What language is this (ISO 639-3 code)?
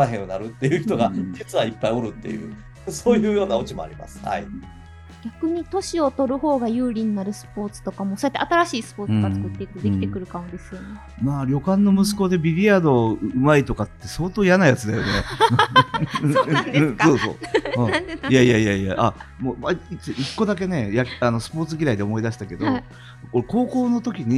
jpn